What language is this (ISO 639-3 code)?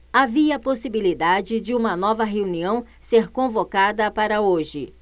por